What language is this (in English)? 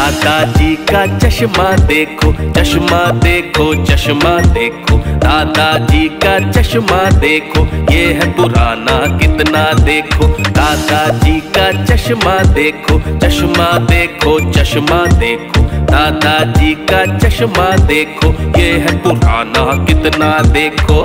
Hindi